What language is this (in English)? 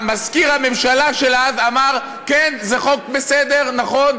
Hebrew